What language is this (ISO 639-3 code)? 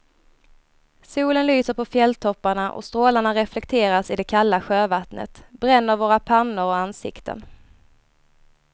swe